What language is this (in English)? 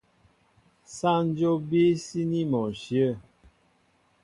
Mbo (Cameroon)